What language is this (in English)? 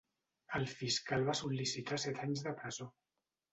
Catalan